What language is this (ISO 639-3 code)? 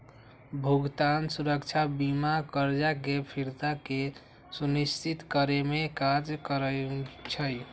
mag